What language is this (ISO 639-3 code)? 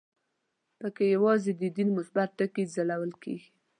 pus